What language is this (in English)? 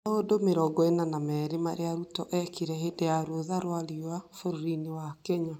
Kikuyu